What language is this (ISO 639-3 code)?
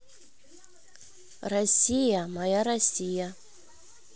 rus